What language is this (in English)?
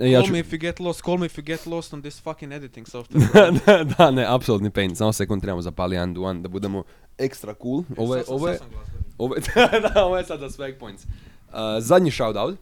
Croatian